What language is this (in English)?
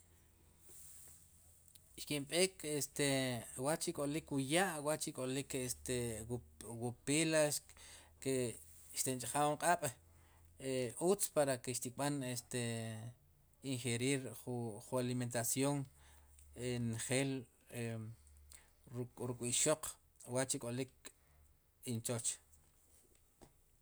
Sipacapense